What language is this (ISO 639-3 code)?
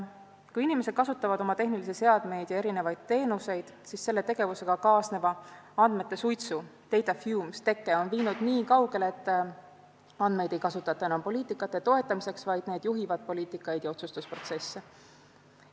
est